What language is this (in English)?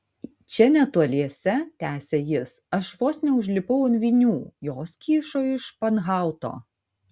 Lithuanian